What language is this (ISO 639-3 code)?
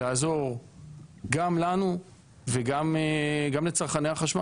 heb